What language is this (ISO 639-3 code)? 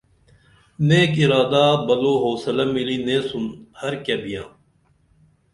dml